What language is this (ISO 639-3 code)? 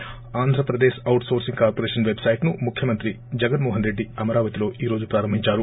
tel